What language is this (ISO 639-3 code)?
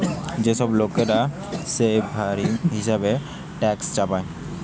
ben